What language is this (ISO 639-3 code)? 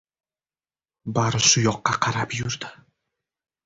uzb